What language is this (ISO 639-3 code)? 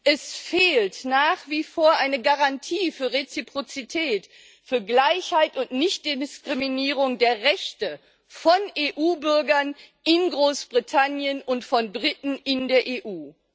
deu